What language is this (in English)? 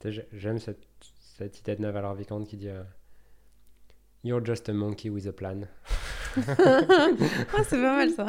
French